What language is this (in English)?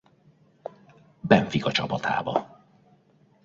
Hungarian